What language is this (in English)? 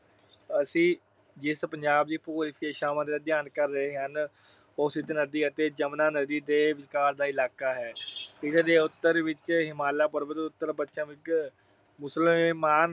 Punjabi